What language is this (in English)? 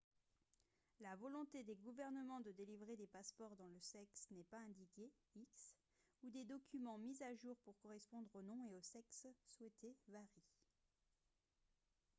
French